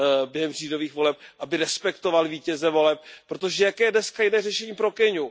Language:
Czech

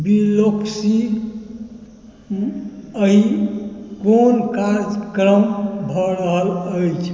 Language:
Maithili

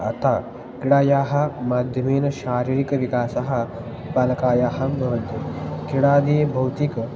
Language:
Sanskrit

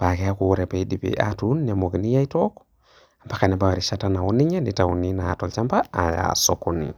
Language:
Masai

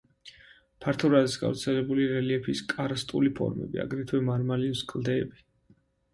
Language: Georgian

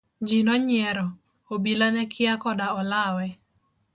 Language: Luo (Kenya and Tanzania)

